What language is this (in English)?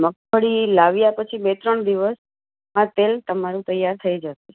Gujarati